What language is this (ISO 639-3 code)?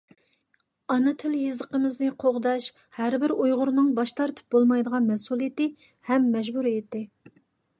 uig